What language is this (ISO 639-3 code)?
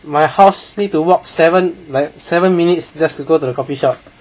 eng